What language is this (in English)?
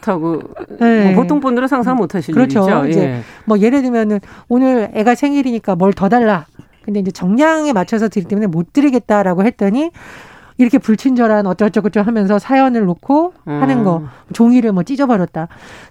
Korean